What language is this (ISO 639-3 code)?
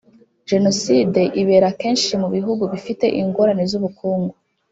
kin